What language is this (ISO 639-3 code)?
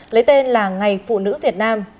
vie